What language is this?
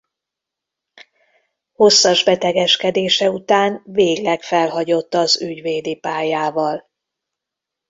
Hungarian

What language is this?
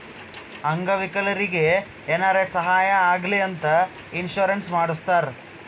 Kannada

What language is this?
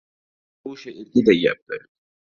Uzbek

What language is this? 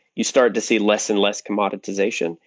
English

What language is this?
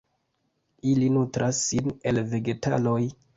Esperanto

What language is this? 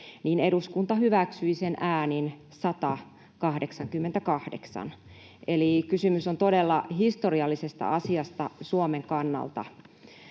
Finnish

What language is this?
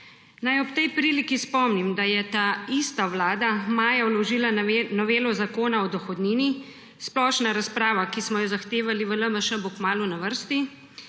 Slovenian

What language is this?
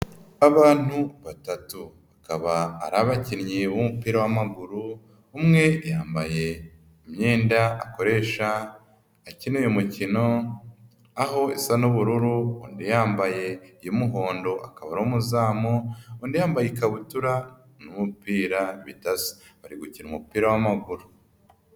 Kinyarwanda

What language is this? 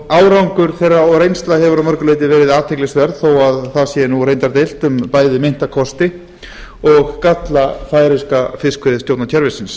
Icelandic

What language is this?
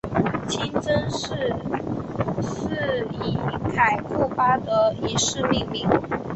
Chinese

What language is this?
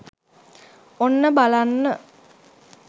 Sinhala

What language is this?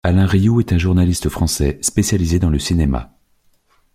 French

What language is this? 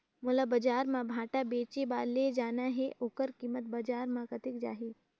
Chhattisgarhi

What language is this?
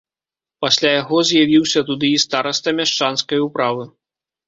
Belarusian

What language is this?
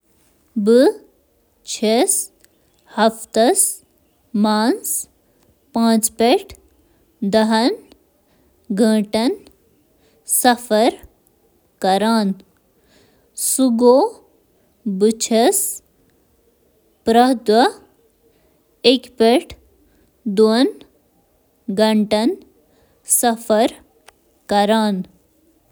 Kashmiri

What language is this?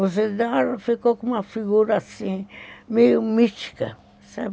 Portuguese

